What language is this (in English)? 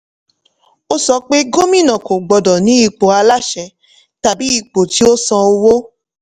Yoruba